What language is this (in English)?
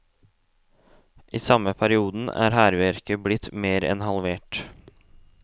Norwegian